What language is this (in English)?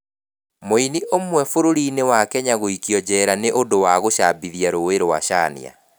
Kikuyu